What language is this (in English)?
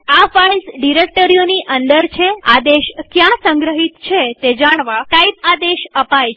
Gujarati